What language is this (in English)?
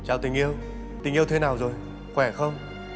Vietnamese